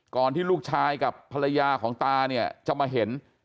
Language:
Thai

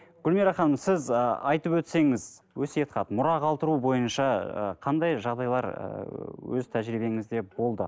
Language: Kazakh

